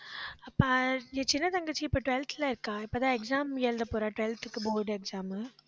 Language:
Tamil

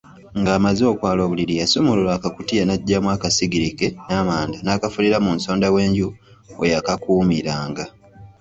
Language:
Ganda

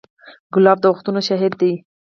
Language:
Pashto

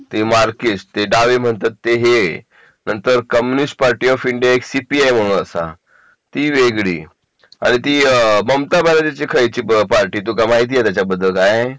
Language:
Marathi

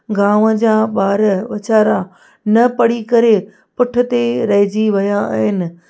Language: Sindhi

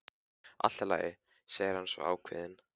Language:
Icelandic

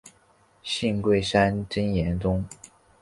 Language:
Chinese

